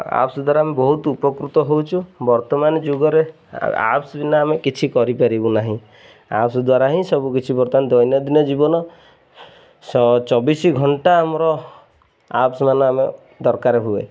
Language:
Odia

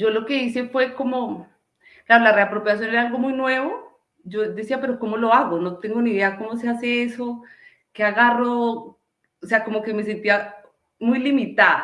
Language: Spanish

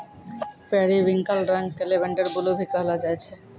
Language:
Maithili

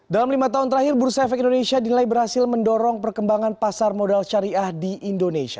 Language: Indonesian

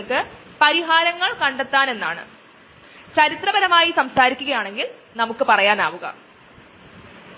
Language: Malayalam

